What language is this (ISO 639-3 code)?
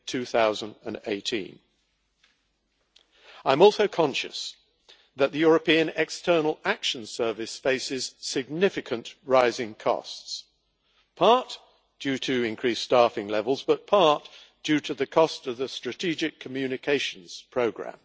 eng